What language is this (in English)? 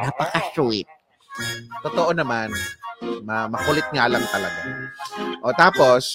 Filipino